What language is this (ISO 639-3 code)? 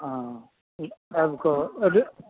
mai